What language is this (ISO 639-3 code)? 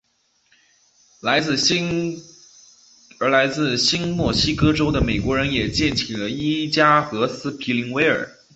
zho